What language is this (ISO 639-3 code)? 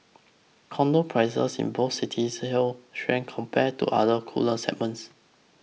eng